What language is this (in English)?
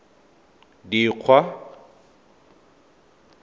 Tswana